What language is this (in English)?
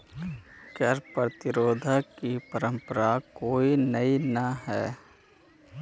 Magahi